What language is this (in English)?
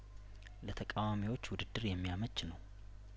Amharic